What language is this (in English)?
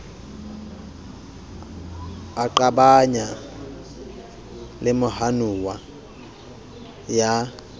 Southern Sotho